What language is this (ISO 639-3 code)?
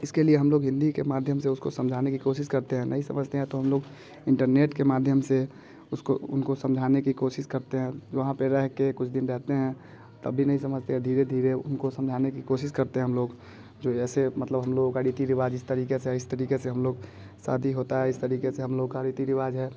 hin